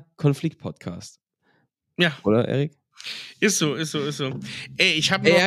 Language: German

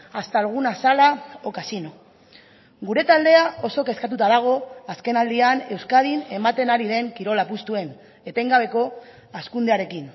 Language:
Basque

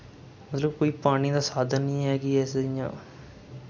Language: Dogri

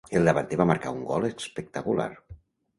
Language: Catalan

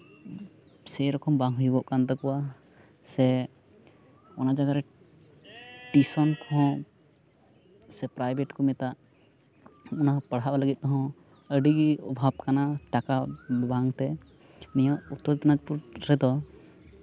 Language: Santali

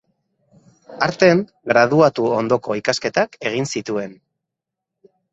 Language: Basque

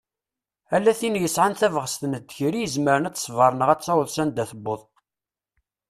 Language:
Kabyle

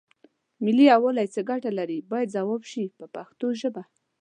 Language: Pashto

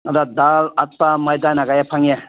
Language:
Manipuri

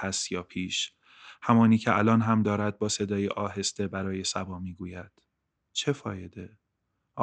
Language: Persian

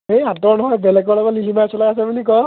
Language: Assamese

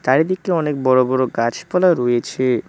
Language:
Bangla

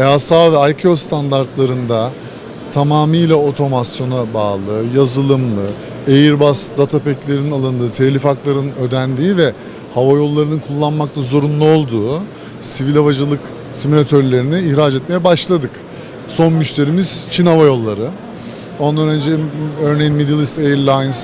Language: Turkish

